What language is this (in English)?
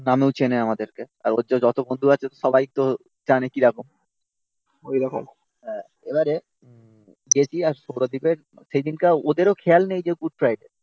Bangla